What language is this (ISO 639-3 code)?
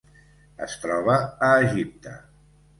cat